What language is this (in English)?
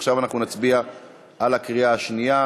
Hebrew